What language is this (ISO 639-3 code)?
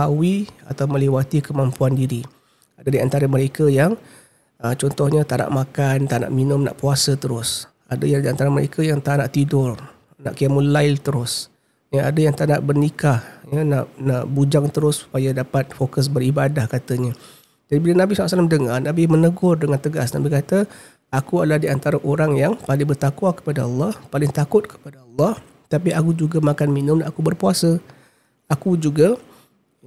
msa